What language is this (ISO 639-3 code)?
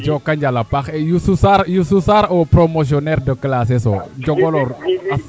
srr